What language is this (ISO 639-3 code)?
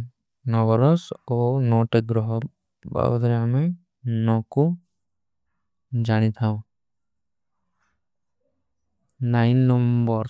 uki